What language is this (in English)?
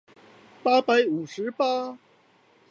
Chinese